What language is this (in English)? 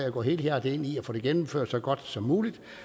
Danish